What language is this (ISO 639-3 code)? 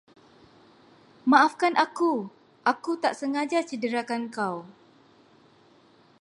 msa